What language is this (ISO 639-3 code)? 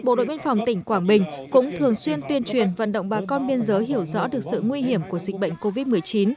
vie